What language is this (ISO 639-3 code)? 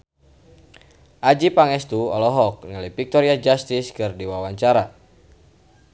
sun